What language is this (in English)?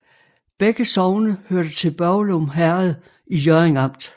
Danish